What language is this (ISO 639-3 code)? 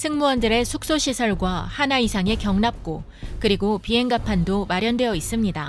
kor